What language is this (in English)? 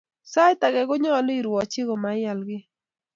Kalenjin